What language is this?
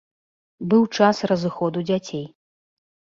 Belarusian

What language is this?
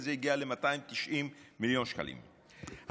Hebrew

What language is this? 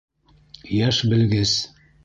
Bashkir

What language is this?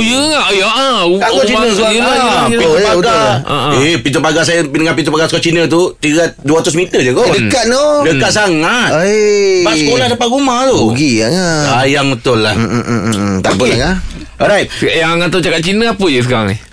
Malay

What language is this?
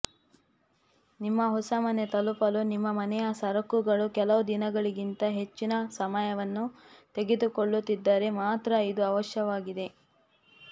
Kannada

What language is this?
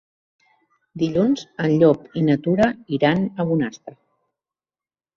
Catalan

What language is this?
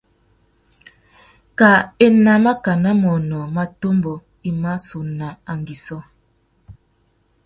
Tuki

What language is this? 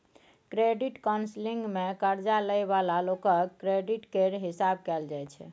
Maithili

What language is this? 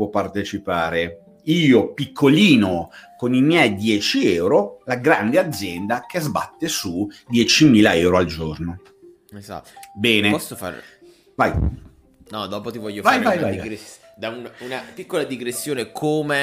Italian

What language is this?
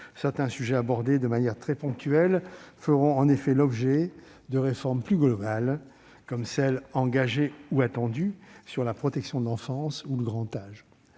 French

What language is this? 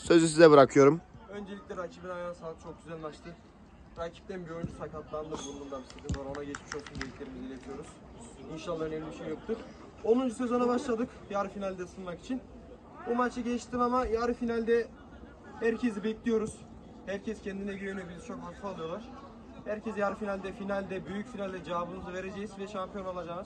Turkish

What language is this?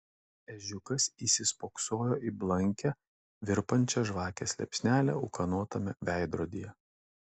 Lithuanian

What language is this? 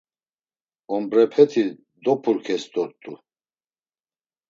Laz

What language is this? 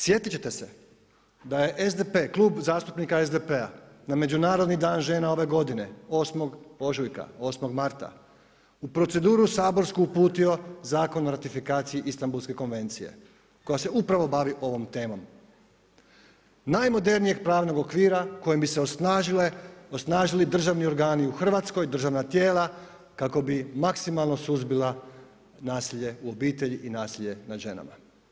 Croatian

